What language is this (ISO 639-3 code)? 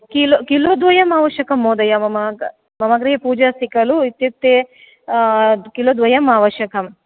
san